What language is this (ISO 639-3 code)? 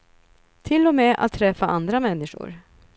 swe